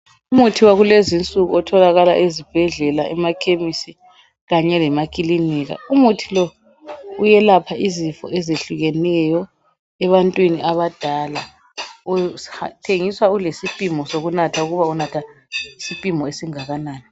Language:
North Ndebele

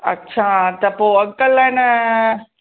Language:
Sindhi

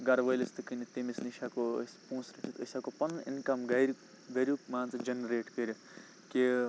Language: Kashmiri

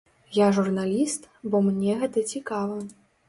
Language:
Belarusian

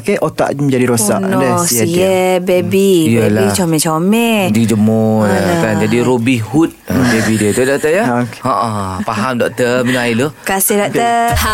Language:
Malay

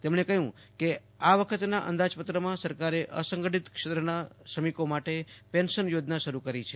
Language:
Gujarati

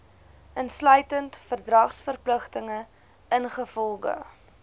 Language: Afrikaans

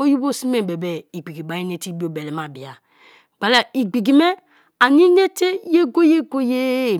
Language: Kalabari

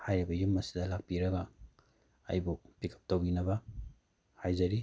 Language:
Manipuri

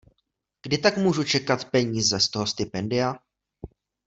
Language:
Czech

